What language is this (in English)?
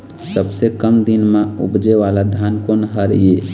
Chhattisgarhi